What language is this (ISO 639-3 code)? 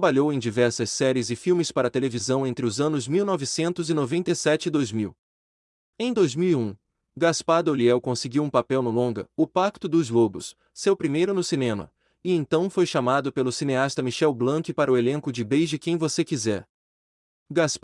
por